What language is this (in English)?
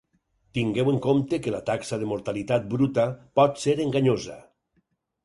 Catalan